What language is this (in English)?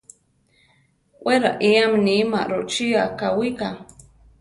Central Tarahumara